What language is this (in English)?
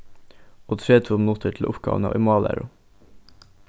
Faroese